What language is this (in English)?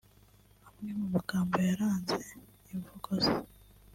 Kinyarwanda